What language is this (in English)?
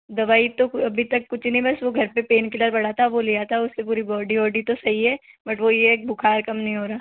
Hindi